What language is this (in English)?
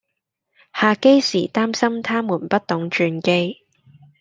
Cantonese